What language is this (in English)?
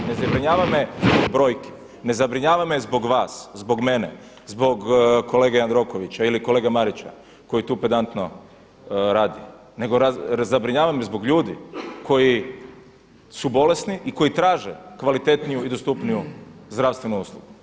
Croatian